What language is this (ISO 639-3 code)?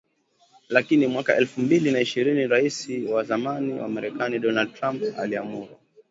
swa